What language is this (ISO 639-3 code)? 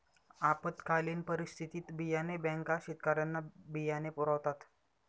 mar